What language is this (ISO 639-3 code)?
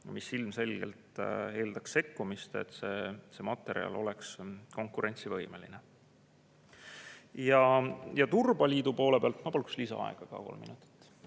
est